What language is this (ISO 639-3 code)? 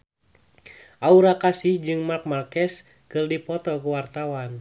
sun